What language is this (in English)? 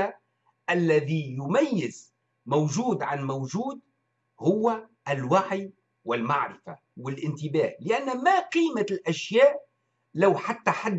Arabic